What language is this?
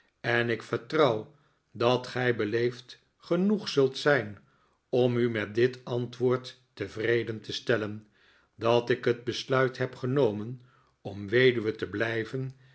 Dutch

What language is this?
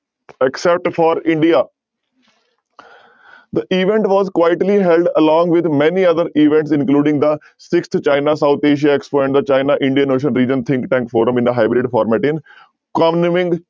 Punjabi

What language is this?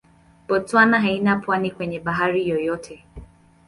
Swahili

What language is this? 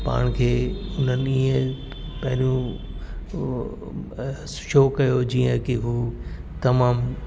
Sindhi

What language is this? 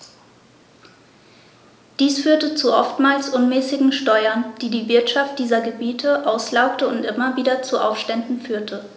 German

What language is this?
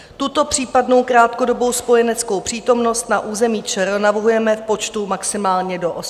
Czech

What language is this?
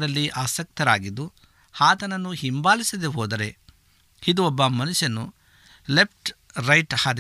Kannada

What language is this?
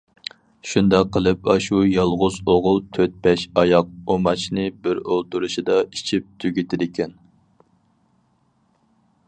Uyghur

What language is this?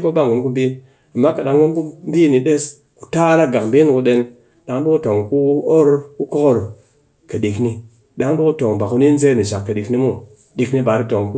Cakfem-Mushere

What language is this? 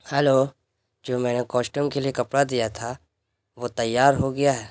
Urdu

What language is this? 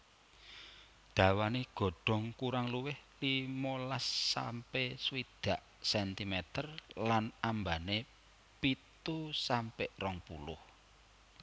Javanese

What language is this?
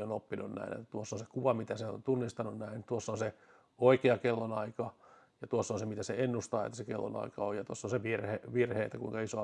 Finnish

